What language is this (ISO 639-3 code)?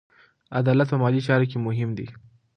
pus